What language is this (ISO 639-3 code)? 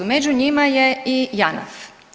hrv